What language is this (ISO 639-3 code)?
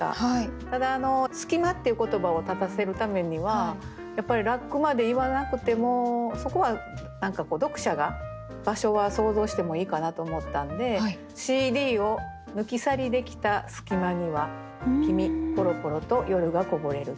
jpn